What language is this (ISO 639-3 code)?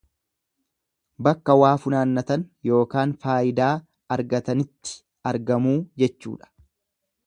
orm